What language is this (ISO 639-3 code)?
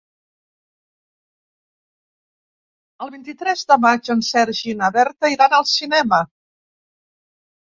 cat